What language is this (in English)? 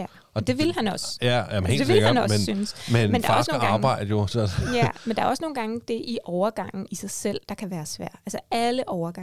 Danish